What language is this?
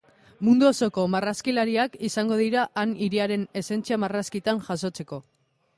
Basque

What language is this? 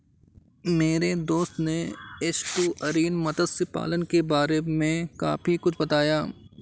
Hindi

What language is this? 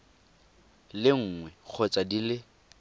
Tswana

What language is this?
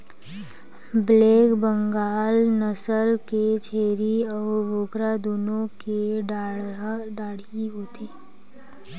Chhattisgarhi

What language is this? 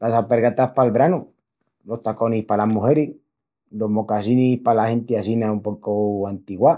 Extremaduran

